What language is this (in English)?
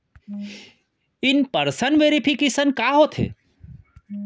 Chhattisgarhi